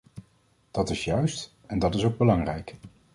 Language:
Dutch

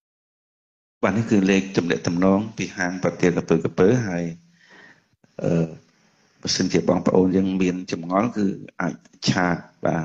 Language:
Vietnamese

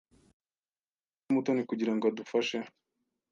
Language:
Kinyarwanda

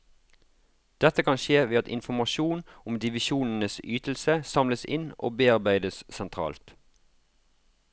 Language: Norwegian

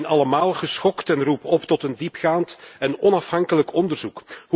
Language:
Dutch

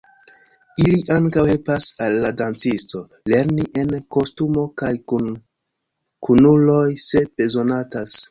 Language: Esperanto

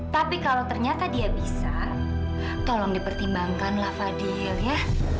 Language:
Indonesian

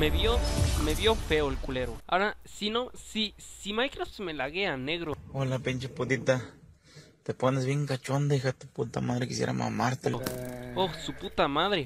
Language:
Spanish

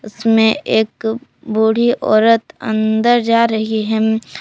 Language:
Hindi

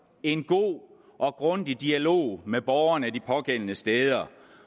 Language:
Danish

